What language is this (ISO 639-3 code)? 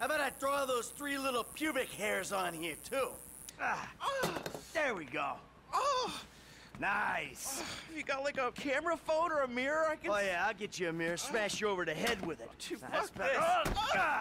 eng